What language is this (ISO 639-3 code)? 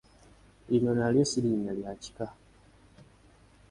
lug